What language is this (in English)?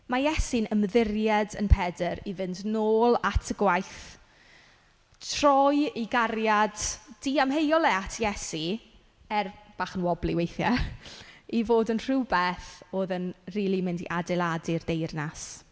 Welsh